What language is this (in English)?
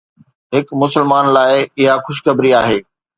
Sindhi